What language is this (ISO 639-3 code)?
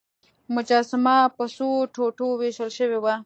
pus